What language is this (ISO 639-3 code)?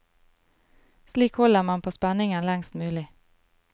nor